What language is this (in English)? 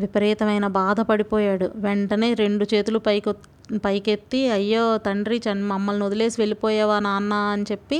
Telugu